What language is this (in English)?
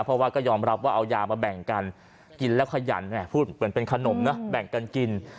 Thai